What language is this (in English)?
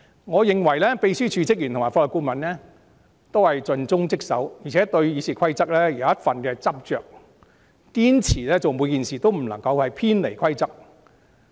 Cantonese